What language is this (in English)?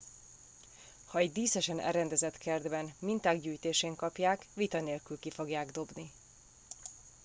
Hungarian